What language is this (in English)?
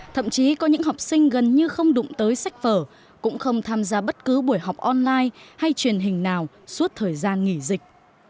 Vietnamese